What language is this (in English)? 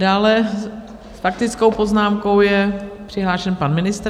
Czech